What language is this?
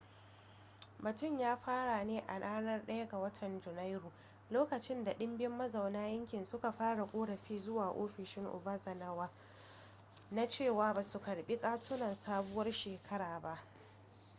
Hausa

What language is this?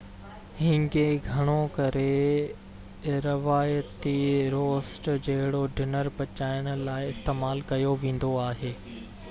Sindhi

